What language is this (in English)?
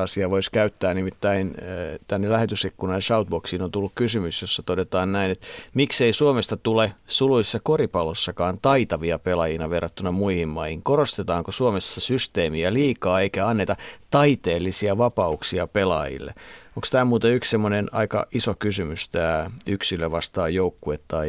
Finnish